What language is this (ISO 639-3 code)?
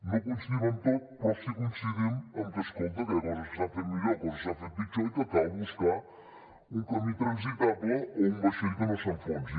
cat